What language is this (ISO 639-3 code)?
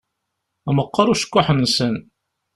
kab